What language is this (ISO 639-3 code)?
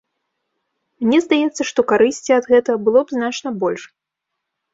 bel